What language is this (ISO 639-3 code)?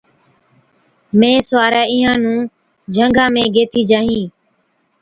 odk